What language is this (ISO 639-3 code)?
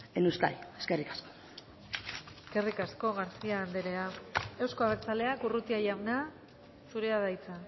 eus